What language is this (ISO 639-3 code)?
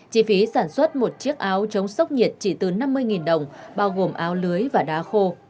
vie